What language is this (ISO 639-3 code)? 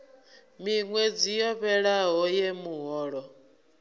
ven